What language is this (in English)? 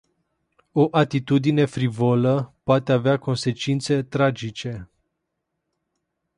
Romanian